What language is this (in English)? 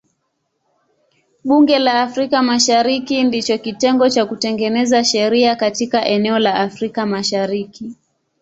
Swahili